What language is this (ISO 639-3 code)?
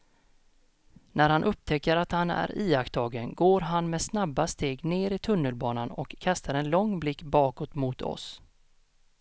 swe